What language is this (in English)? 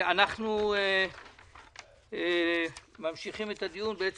Hebrew